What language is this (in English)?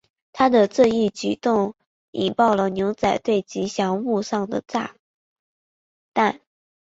Chinese